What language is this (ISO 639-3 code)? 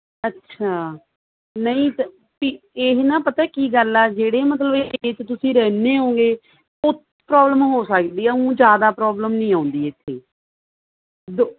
pan